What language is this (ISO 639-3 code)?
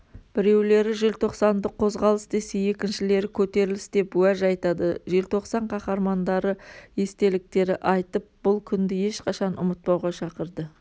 kaz